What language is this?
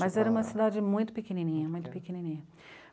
Portuguese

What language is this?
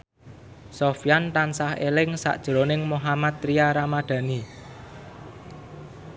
Javanese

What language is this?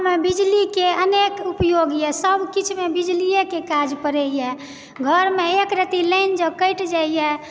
Maithili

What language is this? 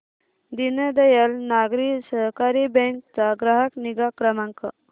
Marathi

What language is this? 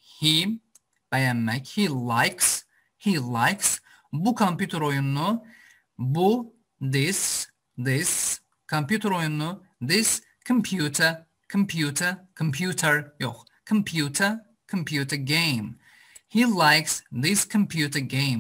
Turkish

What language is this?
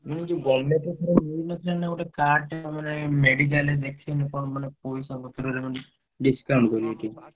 Odia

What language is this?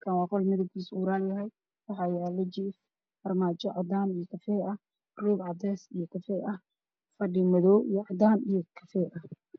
Somali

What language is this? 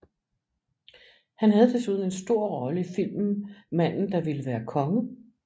Danish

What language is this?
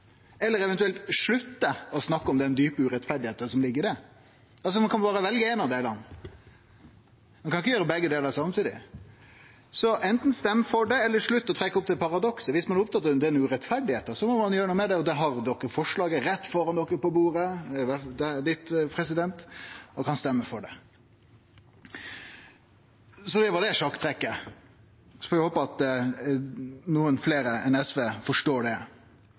Norwegian Nynorsk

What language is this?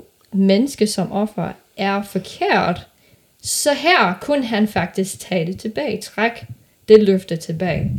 Danish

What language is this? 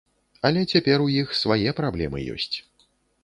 Belarusian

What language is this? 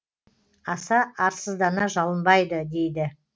Kazakh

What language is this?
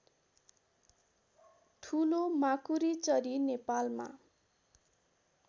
Nepali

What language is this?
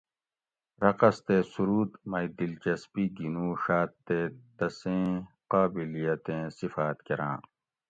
Gawri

